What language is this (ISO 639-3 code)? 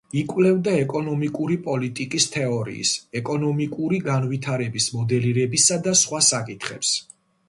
kat